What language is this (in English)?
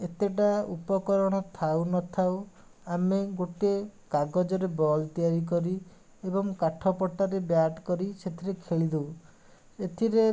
Odia